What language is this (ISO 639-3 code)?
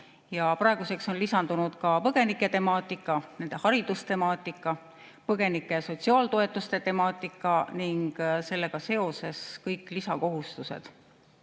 est